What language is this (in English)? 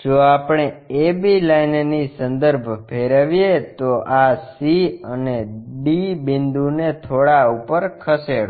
Gujarati